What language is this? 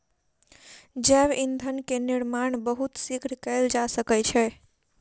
Maithili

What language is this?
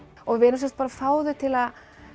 Icelandic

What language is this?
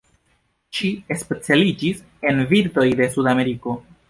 Esperanto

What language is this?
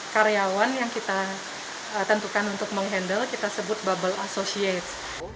Indonesian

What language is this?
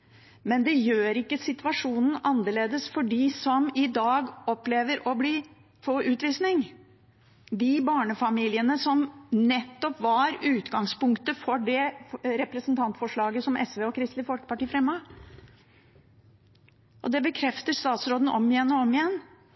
Norwegian Bokmål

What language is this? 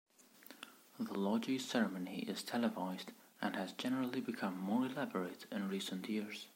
English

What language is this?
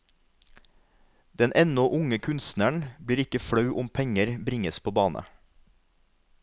Norwegian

